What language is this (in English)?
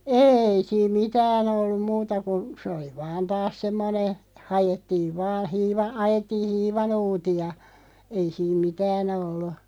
Finnish